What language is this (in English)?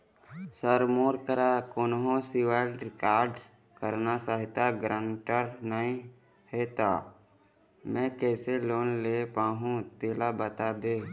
Chhattisgarhi